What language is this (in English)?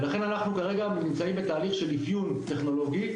Hebrew